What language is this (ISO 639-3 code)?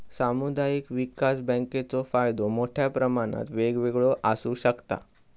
mar